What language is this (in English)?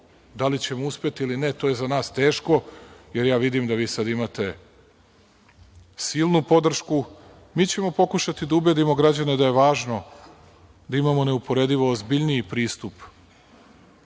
Serbian